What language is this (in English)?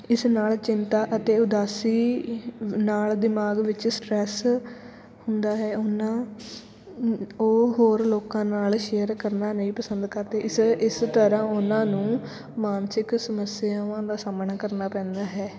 Punjabi